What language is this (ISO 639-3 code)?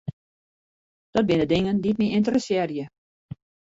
fry